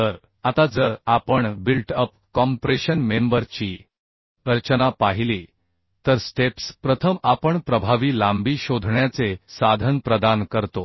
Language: Marathi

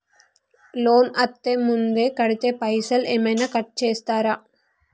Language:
Telugu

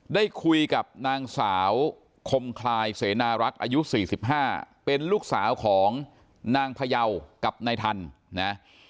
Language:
Thai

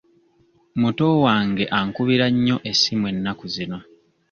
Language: Ganda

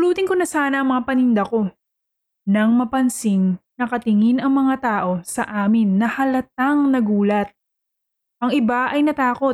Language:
Filipino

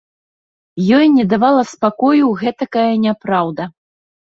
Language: Belarusian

